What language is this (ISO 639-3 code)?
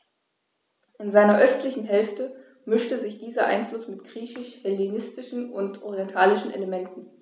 deu